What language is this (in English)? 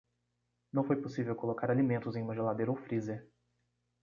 Portuguese